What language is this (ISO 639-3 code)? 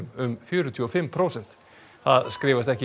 isl